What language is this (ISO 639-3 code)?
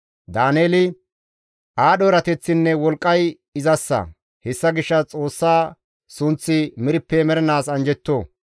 gmv